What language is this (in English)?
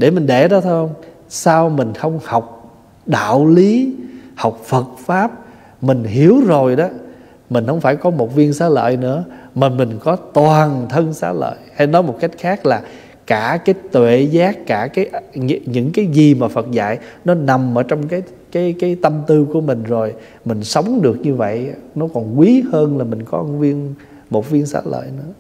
Vietnamese